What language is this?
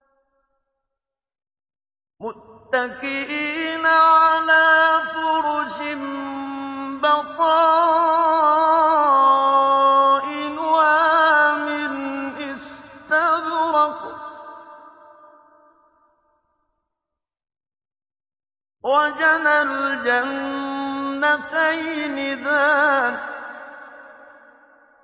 Arabic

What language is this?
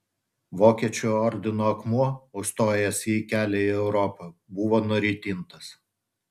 Lithuanian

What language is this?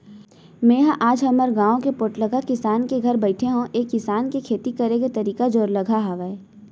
Chhattisgarhi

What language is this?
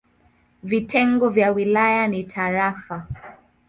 Swahili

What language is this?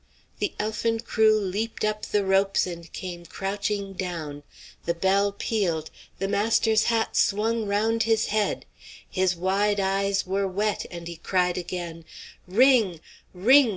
English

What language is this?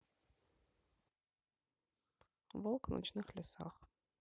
Russian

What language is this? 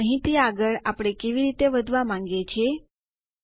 Gujarati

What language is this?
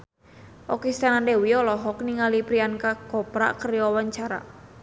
Sundanese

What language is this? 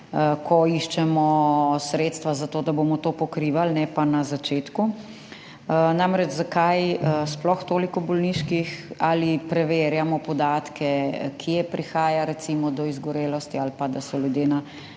Slovenian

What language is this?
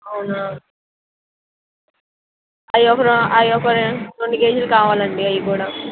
Telugu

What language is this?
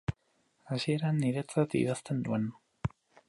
Basque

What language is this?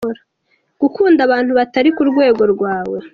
Kinyarwanda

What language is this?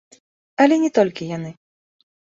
Belarusian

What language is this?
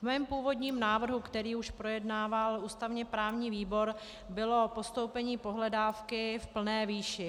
Czech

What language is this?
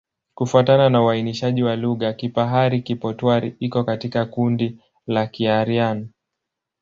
Swahili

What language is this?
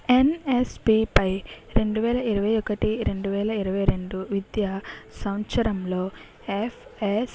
Telugu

